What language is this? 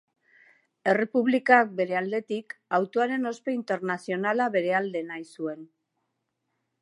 Basque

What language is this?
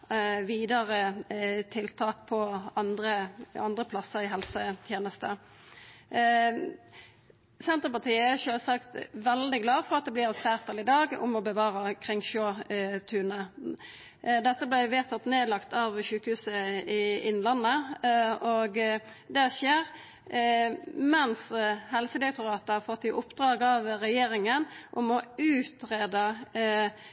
Norwegian Nynorsk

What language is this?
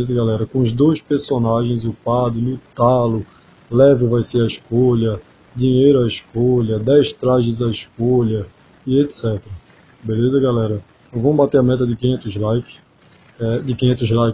Portuguese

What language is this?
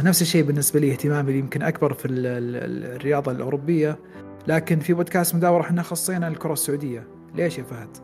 Arabic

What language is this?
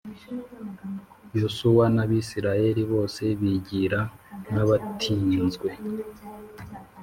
Kinyarwanda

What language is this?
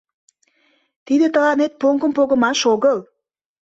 Mari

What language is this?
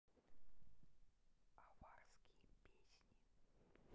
Russian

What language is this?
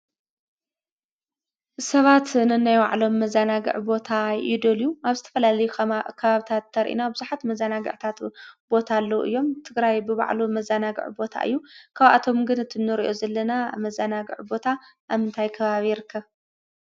Tigrinya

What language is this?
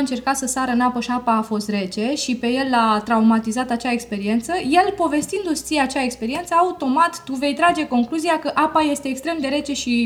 Romanian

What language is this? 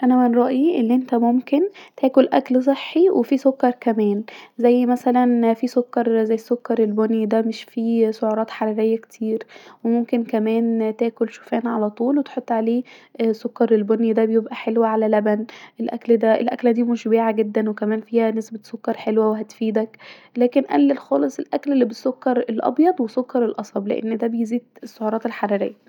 Egyptian Arabic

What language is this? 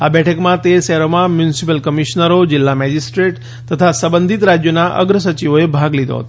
Gujarati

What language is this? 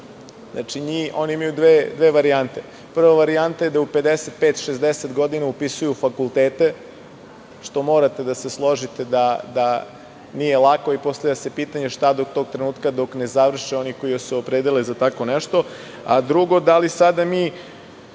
Serbian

